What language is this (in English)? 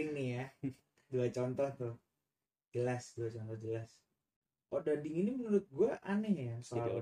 Indonesian